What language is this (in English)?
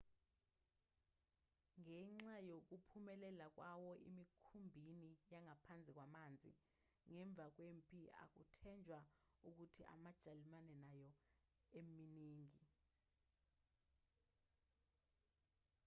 Zulu